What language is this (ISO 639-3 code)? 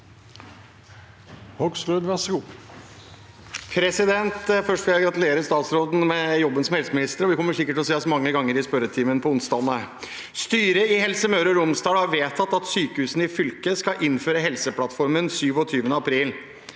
nor